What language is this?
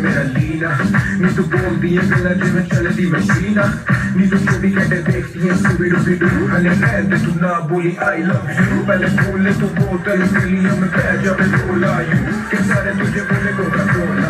Arabic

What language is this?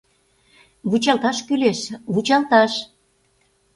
Mari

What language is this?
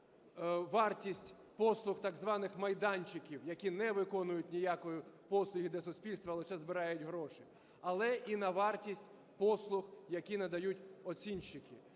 Ukrainian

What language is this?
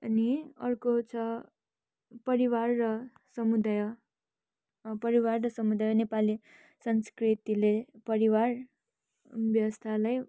Nepali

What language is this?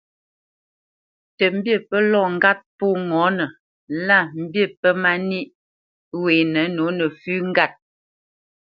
Bamenyam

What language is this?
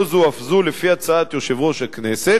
Hebrew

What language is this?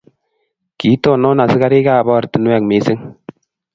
Kalenjin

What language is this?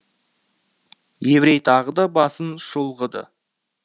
Kazakh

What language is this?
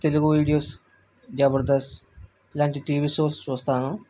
Telugu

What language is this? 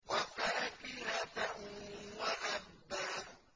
Arabic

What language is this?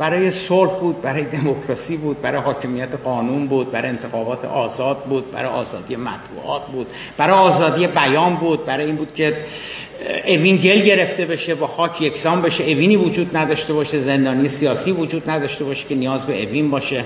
Persian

